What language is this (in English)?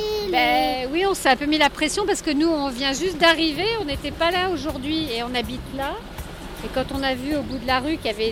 French